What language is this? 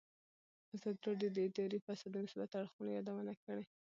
Pashto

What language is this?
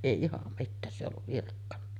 Finnish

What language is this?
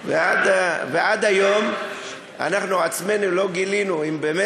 Hebrew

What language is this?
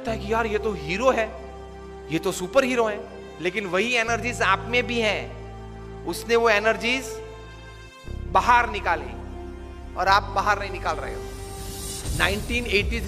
Hindi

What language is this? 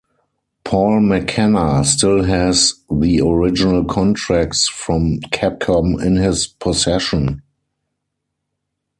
English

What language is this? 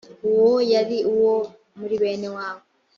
Kinyarwanda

